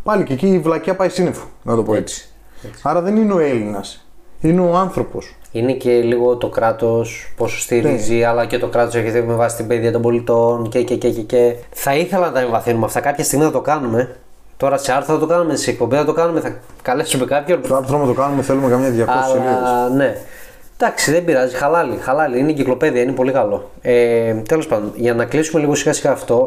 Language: Greek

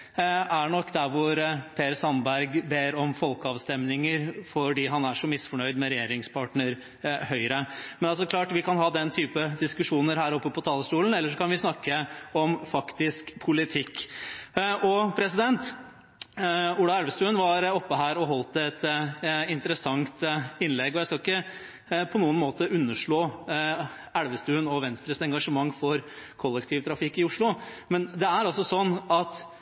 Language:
Norwegian Bokmål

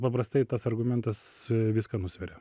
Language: Lithuanian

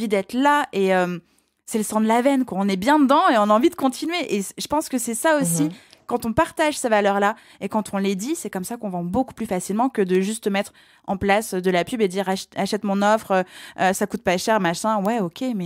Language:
French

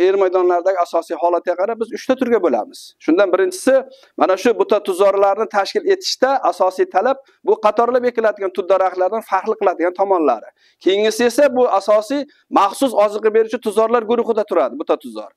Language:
Turkish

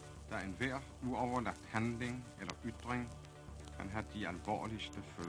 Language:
Danish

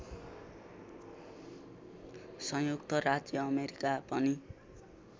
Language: Nepali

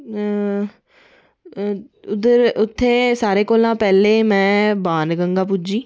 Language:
Dogri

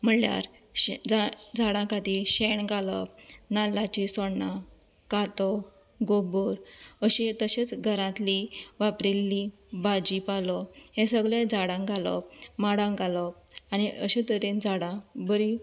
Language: Konkani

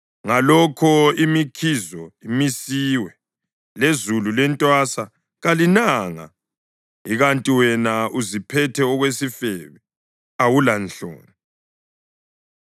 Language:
North Ndebele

